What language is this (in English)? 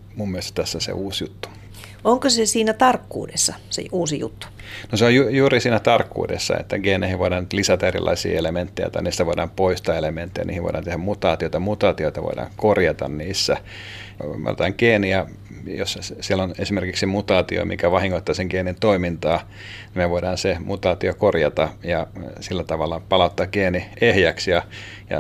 Finnish